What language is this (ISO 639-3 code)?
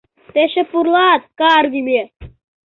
chm